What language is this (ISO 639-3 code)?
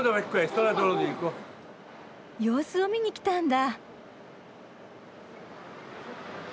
jpn